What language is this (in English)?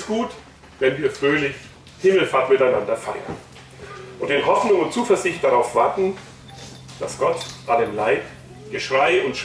German